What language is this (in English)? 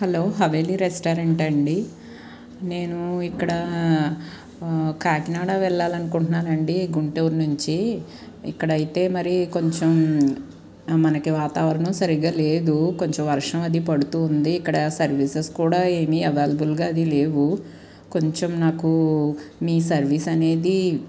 Telugu